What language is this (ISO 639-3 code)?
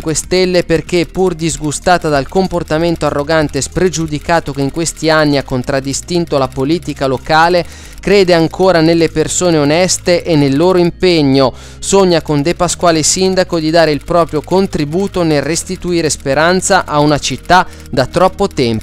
ita